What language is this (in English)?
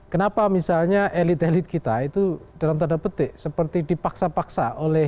Indonesian